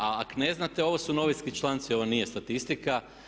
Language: Croatian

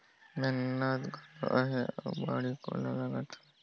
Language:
Chhattisgarhi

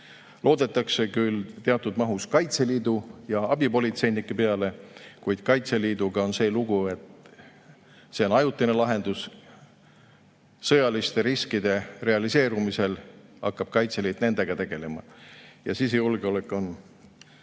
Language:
Estonian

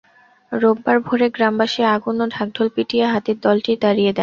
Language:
Bangla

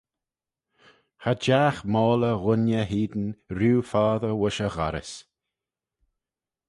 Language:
Manx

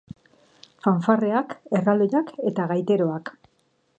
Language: Basque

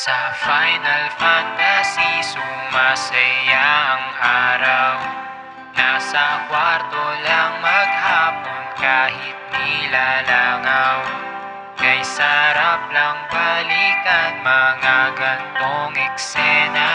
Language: Filipino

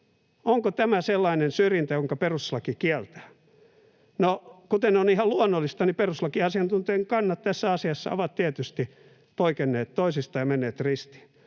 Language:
Finnish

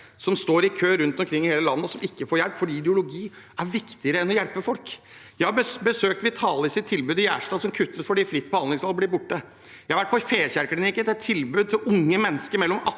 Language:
Norwegian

